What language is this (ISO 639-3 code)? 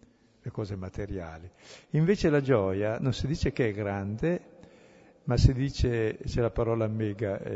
ita